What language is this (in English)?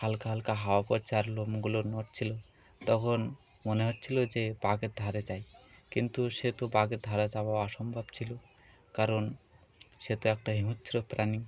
Bangla